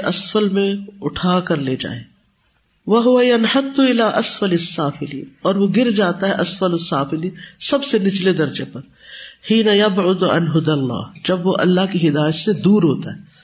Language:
Urdu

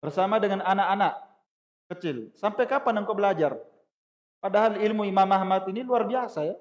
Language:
Indonesian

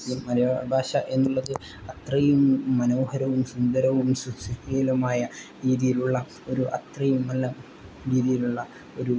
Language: Malayalam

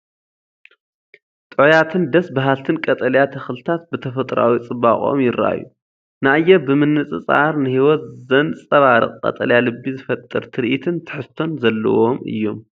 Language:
Tigrinya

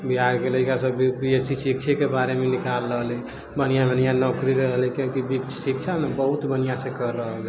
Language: Maithili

